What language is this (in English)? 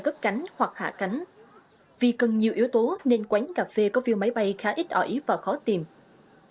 Vietnamese